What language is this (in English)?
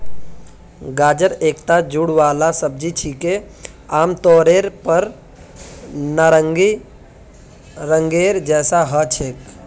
Magahi